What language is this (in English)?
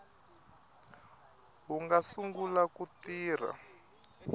Tsonga